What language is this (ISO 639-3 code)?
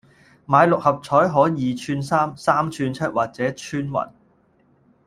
yue